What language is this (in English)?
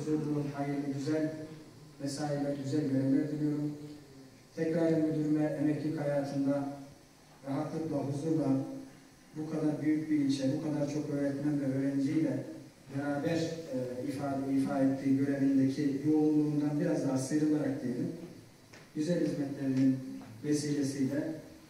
Turkish